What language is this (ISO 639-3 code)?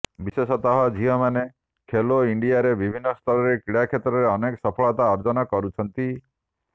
ori